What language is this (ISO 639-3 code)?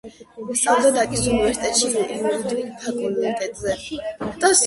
kat